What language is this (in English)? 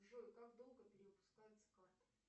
Russian